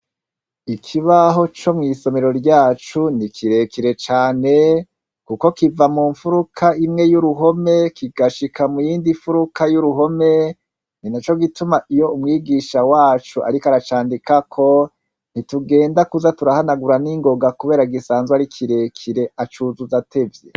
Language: Rundi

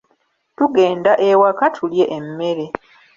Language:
Ganda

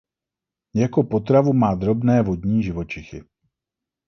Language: Czech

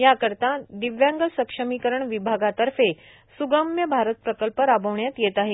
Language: Marathi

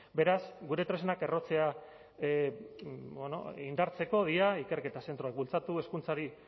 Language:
Basque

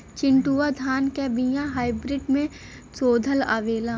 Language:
Bhojpuri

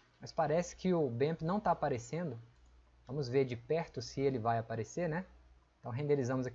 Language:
Portuguese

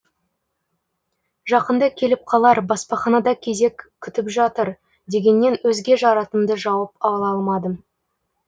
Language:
Kazakh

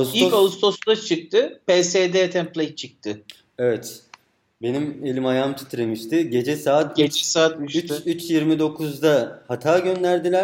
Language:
Turkish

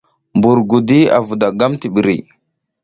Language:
South Giziga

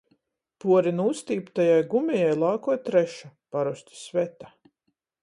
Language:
Latgalian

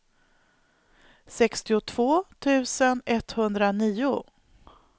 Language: Swedish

